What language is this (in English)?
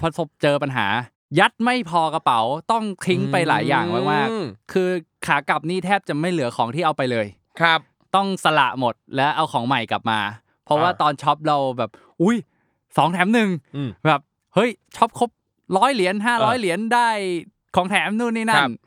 Thai